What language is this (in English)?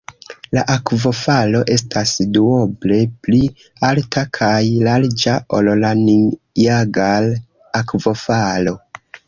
Esperanto